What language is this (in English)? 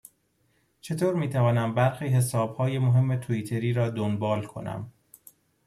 Persian